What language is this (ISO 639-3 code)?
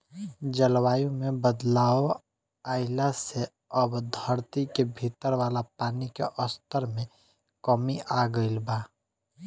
bho